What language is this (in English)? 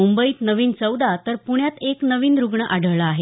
Marathi